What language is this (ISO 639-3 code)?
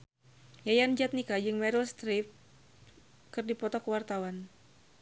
sun